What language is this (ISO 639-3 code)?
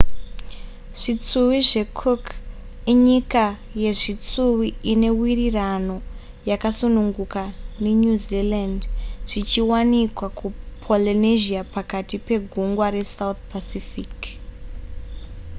sna